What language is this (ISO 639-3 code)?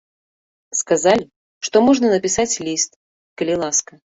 bel